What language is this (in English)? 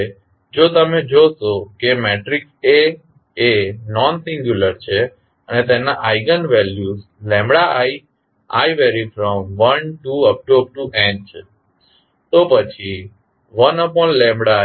Gujarati